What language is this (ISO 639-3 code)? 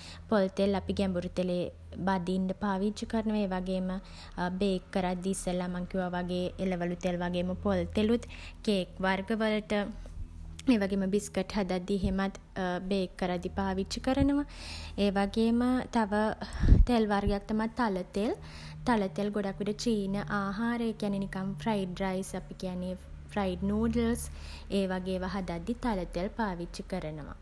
sin